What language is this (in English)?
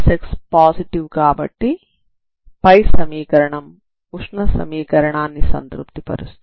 Telugu